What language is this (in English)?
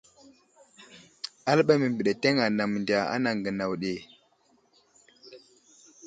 Wuzlam